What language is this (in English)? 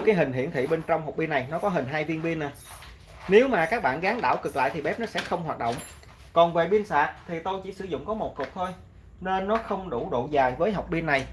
Vietnamese